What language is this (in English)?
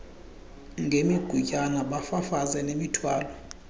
Xhosa